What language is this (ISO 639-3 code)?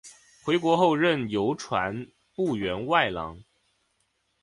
zho